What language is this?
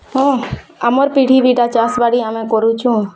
Odia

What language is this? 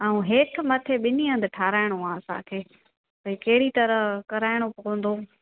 Sindhi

